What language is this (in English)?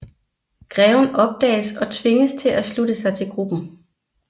Danish